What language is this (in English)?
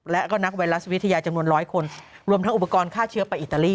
Thai